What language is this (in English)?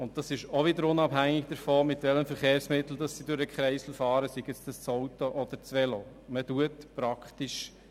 Swiss German